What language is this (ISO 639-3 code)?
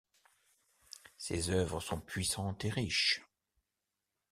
fra